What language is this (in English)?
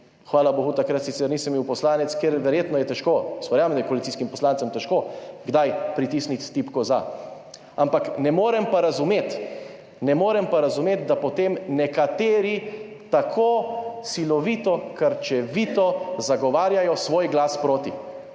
Slovenian